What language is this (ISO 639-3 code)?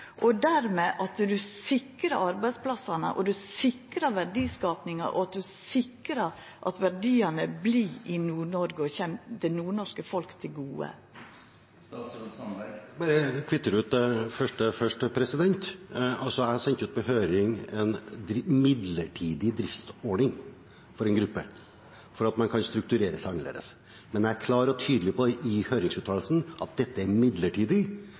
nor